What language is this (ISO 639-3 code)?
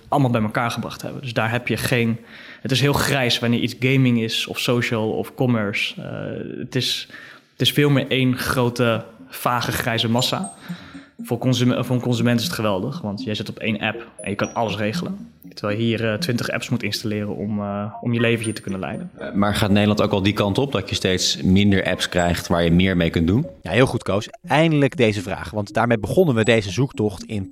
nld